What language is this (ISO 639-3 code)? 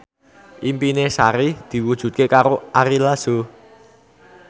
jav